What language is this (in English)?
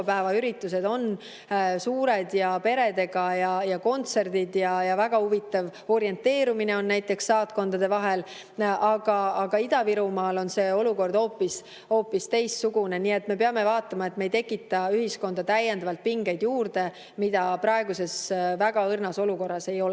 Estonian